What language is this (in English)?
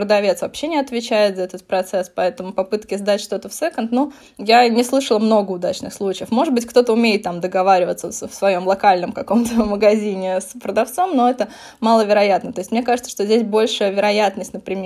Russian